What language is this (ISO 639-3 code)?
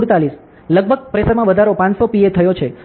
guj